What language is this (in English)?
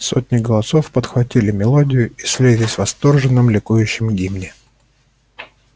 Russian